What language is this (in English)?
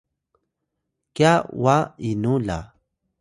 Atayal